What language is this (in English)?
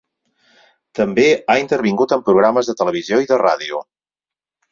Catalan